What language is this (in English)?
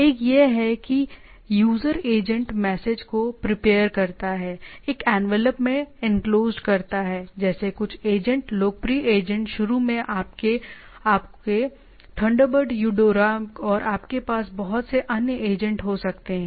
Hindi